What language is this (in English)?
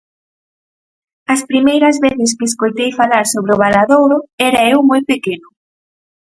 Galician